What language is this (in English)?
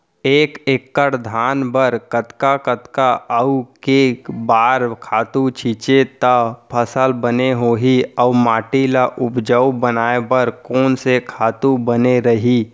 Chhattisgarhi